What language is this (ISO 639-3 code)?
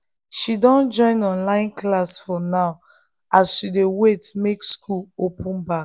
pcm